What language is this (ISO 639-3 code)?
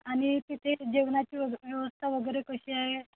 mar